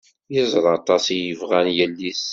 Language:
Kabyle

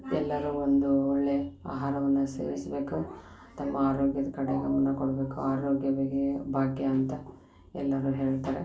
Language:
Kannada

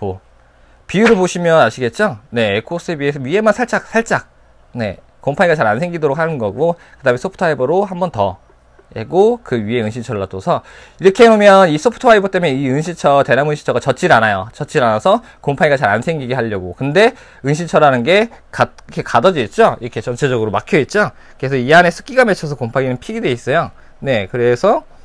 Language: Korean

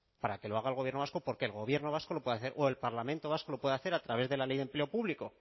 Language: Spanish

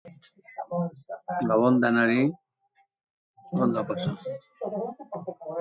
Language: Basque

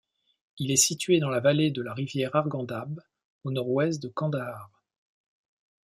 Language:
French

